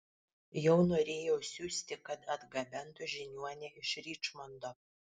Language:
Lithuanian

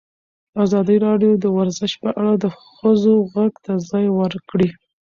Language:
Pashto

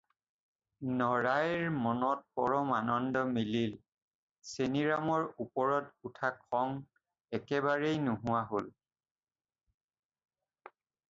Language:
Assamese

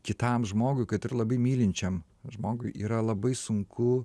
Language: Lithuanian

